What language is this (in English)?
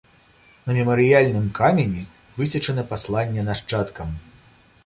Belarusian